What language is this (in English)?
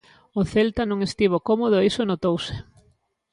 Galician